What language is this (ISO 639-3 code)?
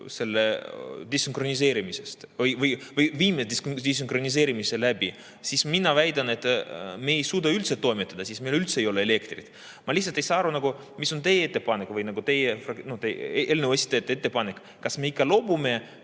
est